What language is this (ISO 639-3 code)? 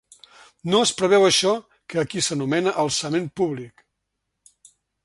cat